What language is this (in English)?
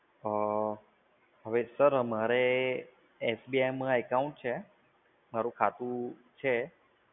Gujarati